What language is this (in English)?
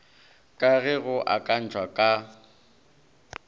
Northern Sotho